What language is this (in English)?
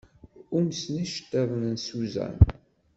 Kabyle